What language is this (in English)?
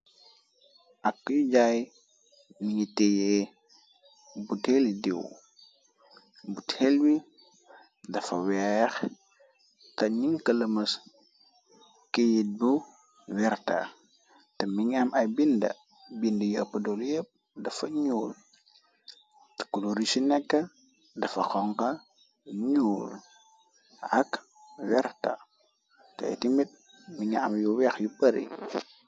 Wolof